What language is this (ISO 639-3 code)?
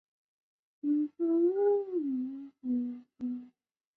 zho